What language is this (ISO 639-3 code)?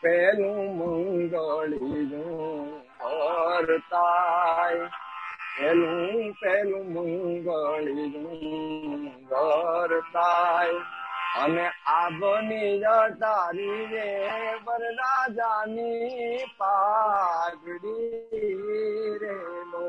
guj